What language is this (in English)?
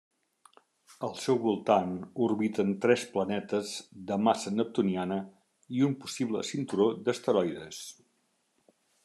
Catalan